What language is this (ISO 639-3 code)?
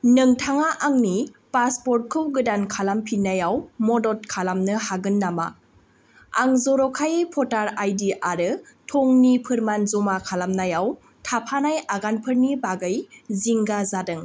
brx